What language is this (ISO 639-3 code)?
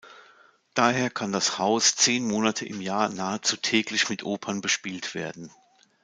deu